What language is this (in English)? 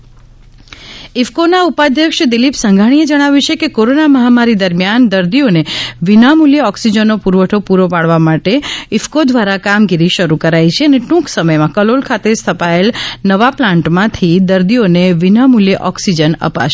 Gujarati